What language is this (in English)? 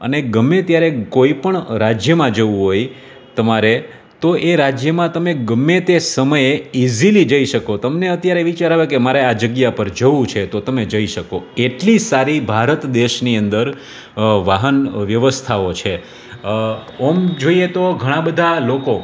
Gujarati